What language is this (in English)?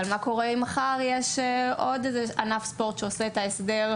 Hebrew